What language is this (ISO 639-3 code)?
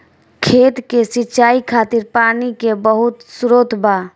bho